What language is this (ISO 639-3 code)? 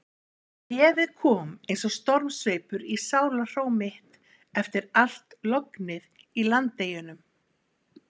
isl